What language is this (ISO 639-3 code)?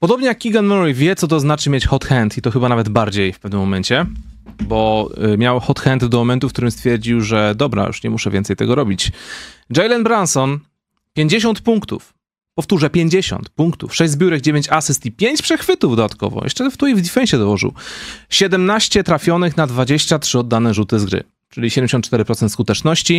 pol